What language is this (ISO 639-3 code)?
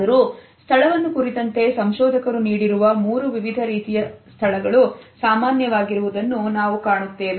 kan